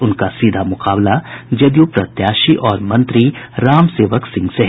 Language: Hindi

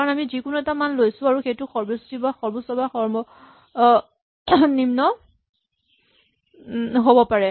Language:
Assamese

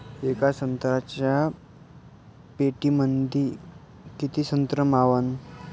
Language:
Marathi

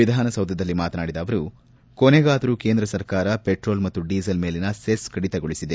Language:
Kannada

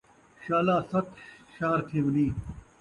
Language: Saraiki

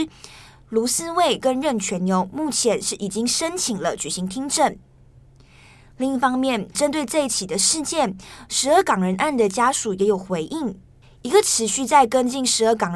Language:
Chinese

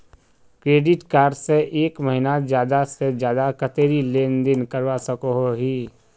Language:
Magahi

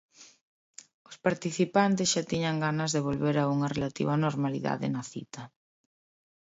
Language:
Galician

